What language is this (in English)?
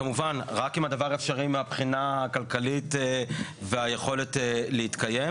Hebrew